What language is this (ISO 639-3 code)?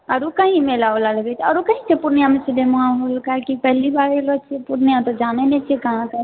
mai